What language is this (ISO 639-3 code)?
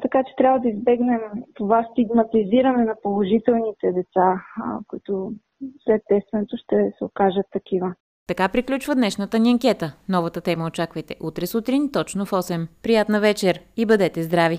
bul